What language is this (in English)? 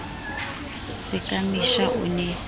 Southern Sotho